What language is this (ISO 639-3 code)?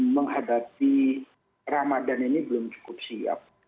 ind